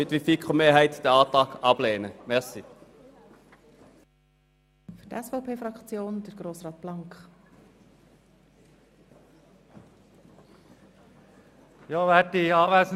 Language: Swiss German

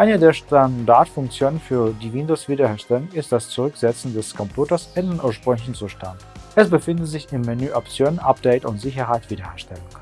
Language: German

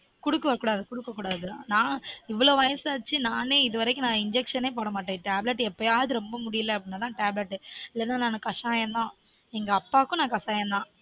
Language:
Tamil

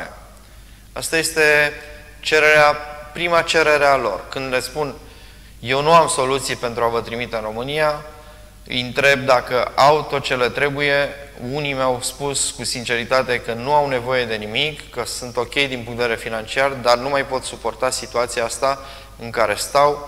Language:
Romanian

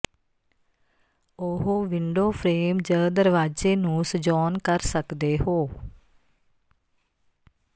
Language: Punjabi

